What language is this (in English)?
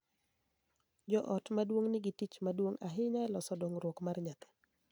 Luo (Kenya and Tanzania)